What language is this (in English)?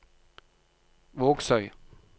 Norwegian